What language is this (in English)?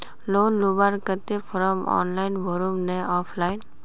Magahi